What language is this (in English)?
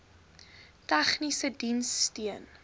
Afrikaans